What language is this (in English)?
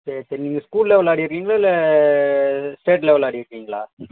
Tamil